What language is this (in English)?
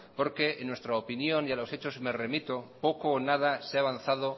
Spanish